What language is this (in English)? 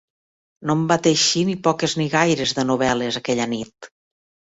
Catalan